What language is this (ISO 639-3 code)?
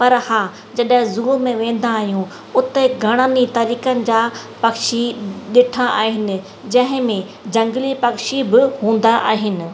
snd